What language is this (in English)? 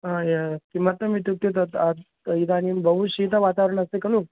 Sanskrit